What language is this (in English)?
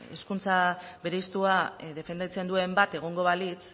Basque